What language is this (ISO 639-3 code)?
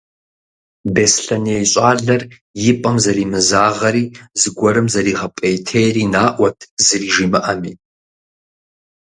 kbd